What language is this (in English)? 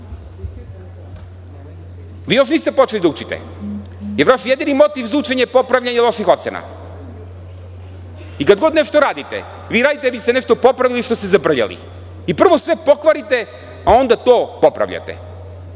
Serbian